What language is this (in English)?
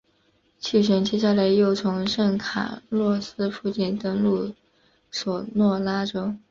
Chinese